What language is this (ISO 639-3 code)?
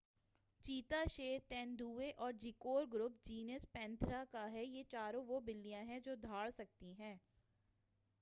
urd